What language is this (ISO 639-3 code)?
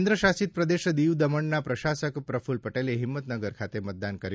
guj